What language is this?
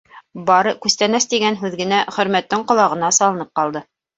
Bashkir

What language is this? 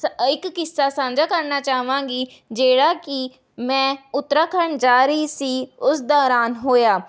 Punjabi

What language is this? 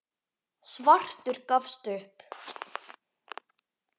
Icelandic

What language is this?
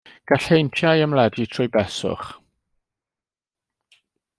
Welsh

